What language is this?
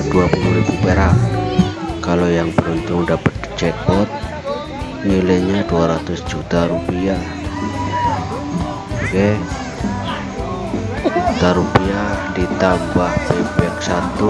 Indonesian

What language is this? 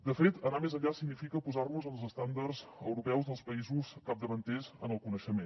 Catalan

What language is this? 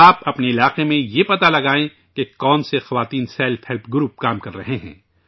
Urdu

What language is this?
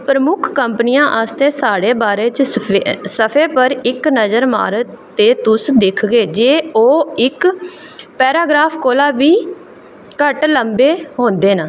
Dogri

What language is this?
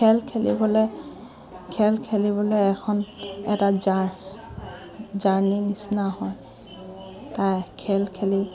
Assamese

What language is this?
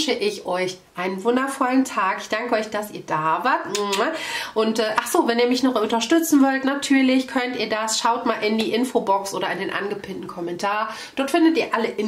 German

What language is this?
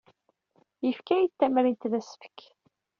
Kabyle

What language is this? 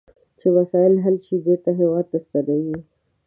Pashto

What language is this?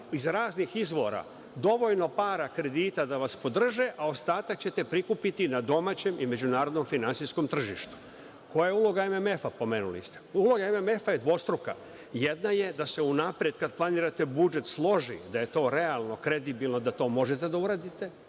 Serbian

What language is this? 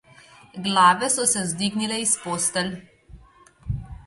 Slovenian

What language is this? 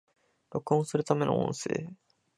Japanese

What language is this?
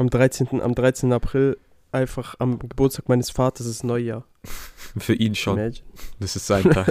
German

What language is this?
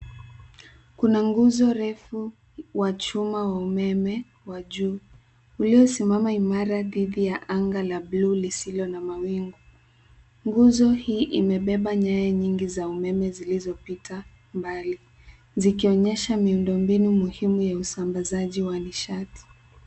Swahili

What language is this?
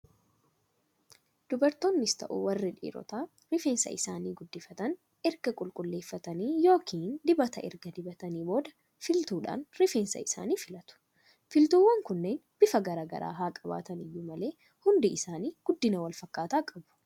Oromo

